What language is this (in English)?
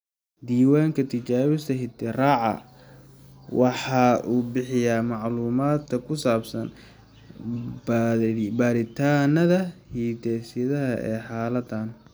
Somali